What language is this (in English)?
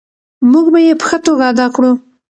Pashto